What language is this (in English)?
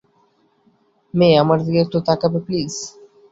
Bangla